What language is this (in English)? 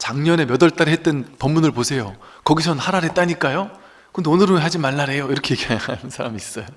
Korean